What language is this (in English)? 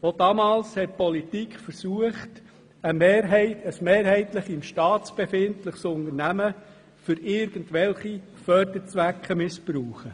Swiss German